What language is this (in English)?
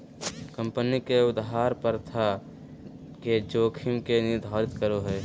Magahi